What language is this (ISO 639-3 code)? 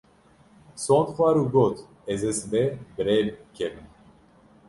kur